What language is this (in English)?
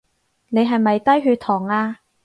Cantonese